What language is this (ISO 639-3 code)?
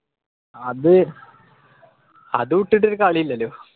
mal